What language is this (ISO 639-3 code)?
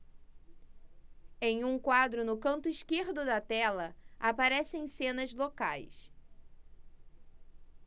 por